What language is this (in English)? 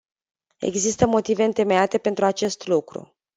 Romanian